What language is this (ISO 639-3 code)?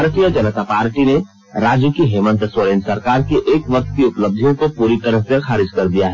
hin